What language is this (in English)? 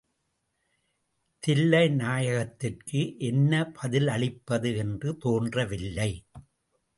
Tamil